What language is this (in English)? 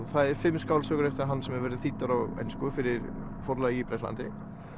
Icelandic